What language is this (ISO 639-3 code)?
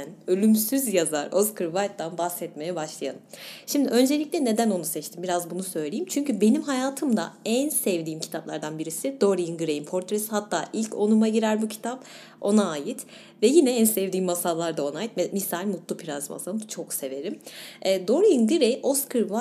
tur